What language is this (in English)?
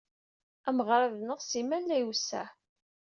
Kabyle